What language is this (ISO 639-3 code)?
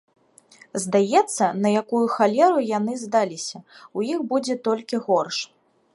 bel